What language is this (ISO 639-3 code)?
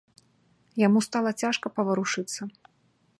bel